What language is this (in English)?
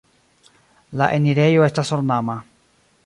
Esperanto